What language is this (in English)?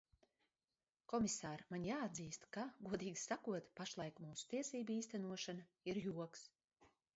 Latvian